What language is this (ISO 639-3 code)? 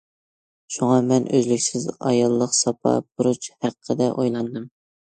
uig